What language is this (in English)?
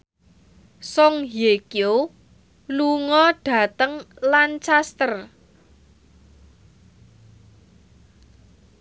Javanese